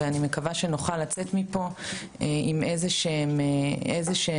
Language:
Hebrew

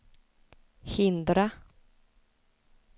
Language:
Swedish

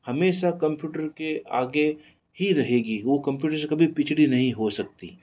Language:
Hindi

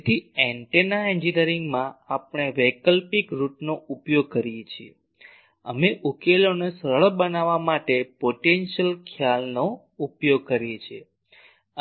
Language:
Gujarati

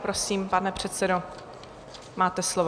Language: Czech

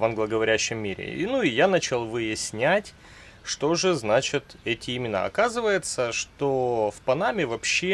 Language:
Russian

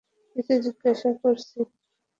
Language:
Bangla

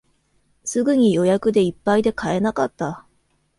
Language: Japanese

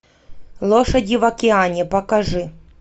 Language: Russian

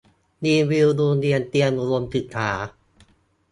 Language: Thai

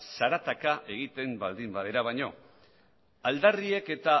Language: Basque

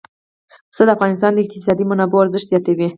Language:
Pashto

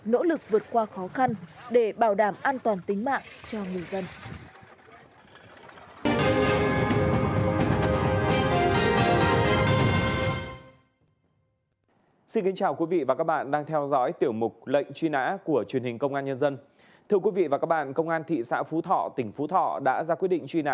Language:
Vietnamese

